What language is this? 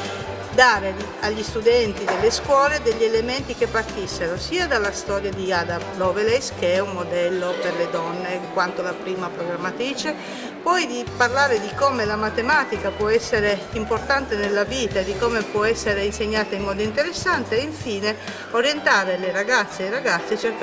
Italian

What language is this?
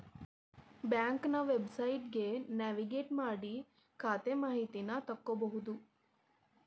Kannada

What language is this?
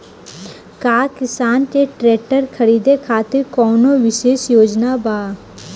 Bhojpuri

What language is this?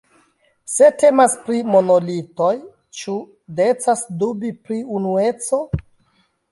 Esperanto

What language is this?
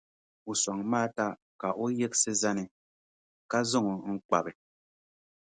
Dagbani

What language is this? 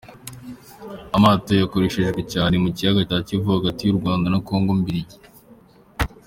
Kinyarwanda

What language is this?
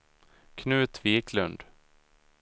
Swedish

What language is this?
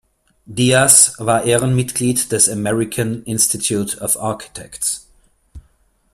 German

